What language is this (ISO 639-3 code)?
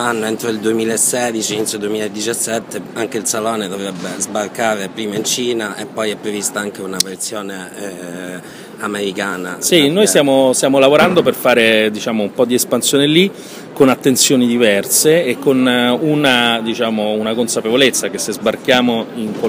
ita